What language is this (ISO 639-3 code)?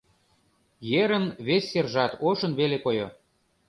chm